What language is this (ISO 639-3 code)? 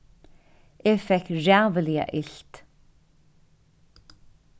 fao